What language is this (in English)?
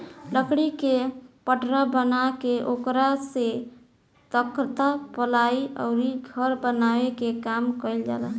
Bhojpuri